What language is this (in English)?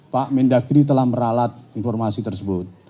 Indonesian